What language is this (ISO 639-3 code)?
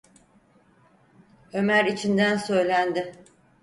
tur